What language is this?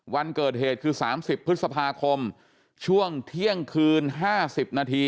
Thai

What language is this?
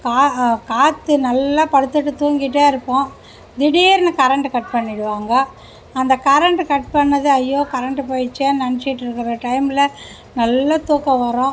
Tamil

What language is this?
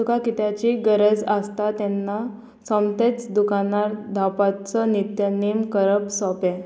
Konkani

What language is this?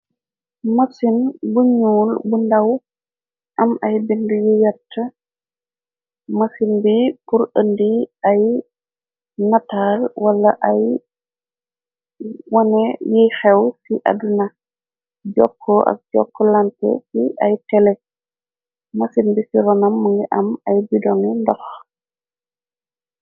Wolof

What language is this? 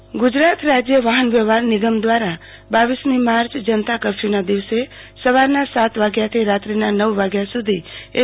Gujarati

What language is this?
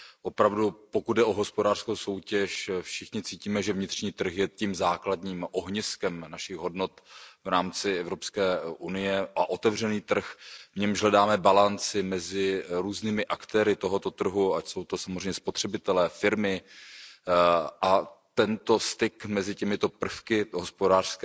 Czech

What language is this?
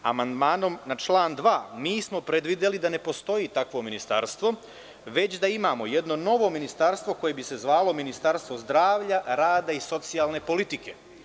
Serbian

